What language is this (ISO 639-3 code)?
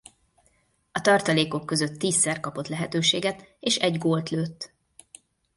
hun